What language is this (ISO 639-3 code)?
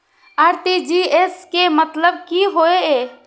mai